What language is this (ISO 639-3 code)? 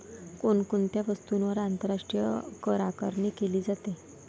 mar